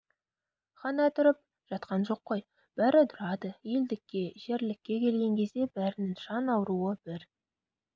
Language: Kazakh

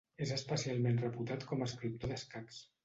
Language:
Catalan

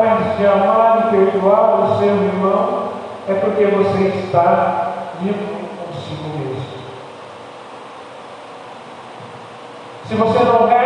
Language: Portuguese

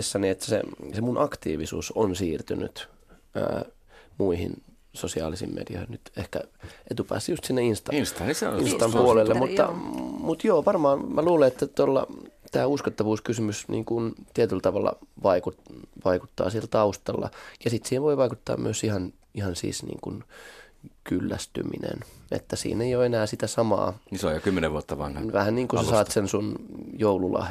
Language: Finnish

